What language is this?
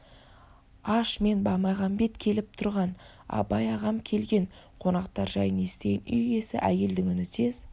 Kazakh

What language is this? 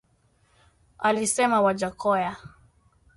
Swahili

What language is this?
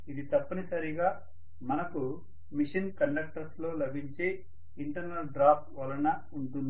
Telugu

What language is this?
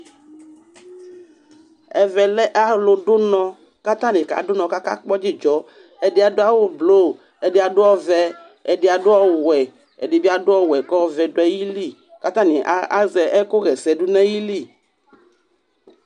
Ikposo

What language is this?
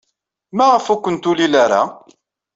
Kabyle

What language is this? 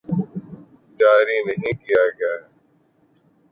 Urdu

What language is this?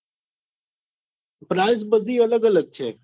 Gujarati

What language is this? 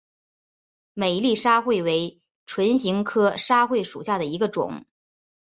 Chinese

